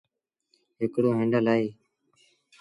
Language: Sindhi Bhil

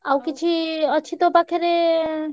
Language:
Odia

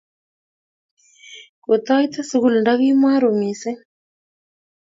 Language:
Kalenjin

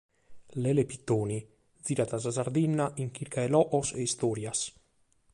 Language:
Sardinian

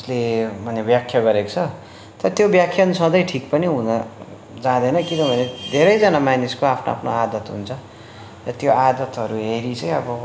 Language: Nepali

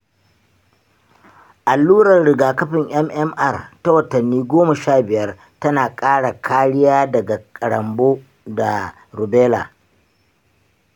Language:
Hausa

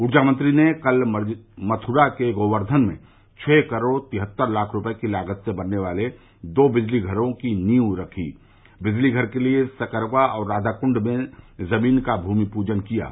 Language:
Hindi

